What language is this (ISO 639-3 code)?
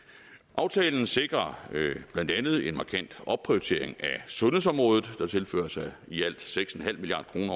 dan